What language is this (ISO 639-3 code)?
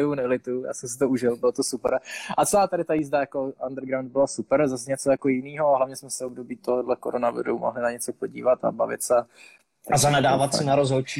ces